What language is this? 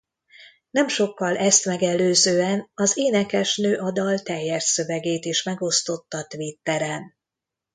Hungarian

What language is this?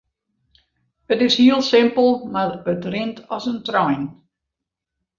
Western Frisian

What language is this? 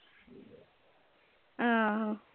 Punjabi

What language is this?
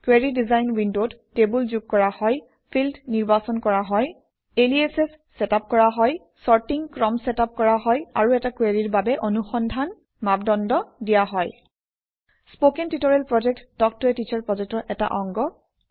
Assamese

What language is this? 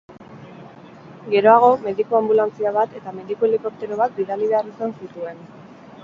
Basque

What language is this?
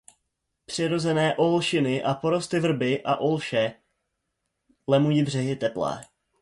Czech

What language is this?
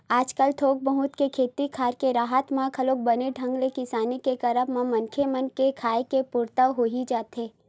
Chhattisgarhi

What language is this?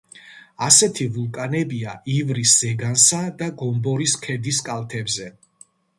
Georgian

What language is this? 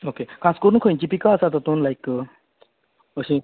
Konkani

